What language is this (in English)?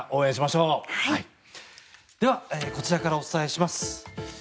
Japanese